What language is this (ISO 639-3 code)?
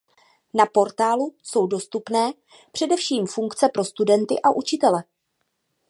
ces